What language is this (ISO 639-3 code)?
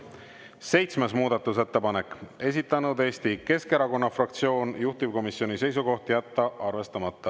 est